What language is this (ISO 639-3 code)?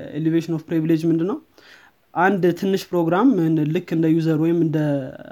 amh